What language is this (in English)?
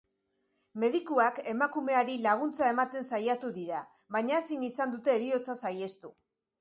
Basque